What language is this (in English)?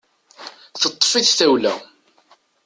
Kabyle